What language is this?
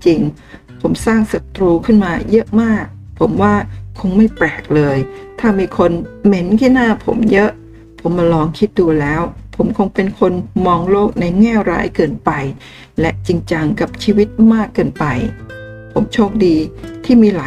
Thai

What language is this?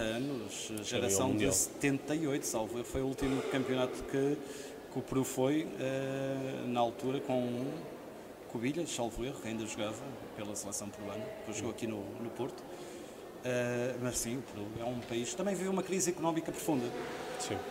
Portuguese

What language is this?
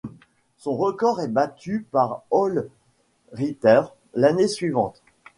French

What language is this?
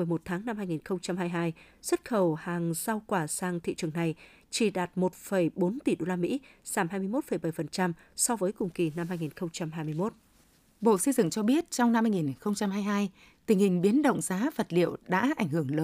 Vietnamese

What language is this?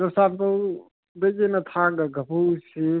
Manipuri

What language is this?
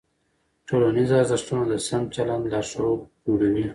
Pashto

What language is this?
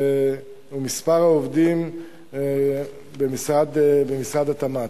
Hebrew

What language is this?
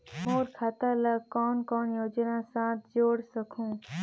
Chhattisgarhi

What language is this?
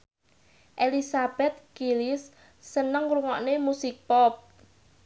Javanese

